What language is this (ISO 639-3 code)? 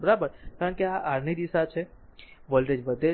guj